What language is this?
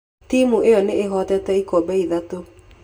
Kikuyu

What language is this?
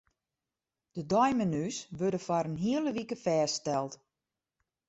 Western Frisian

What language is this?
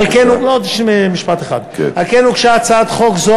Hebrew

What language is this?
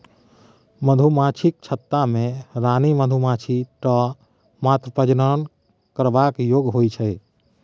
Maithili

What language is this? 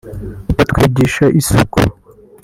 Kinyarwanda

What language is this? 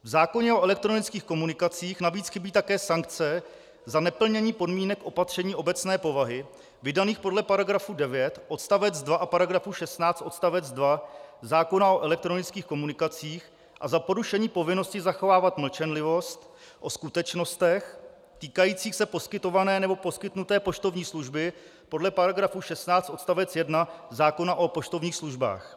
Czech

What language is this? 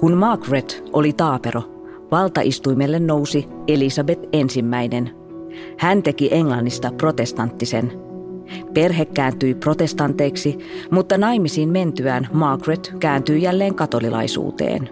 Finnish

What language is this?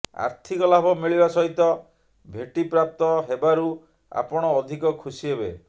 Odia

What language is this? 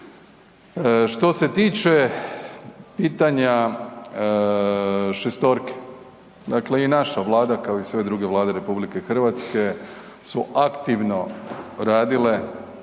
Croatian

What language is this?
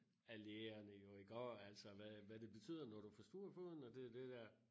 Danish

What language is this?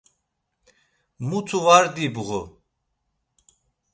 Laz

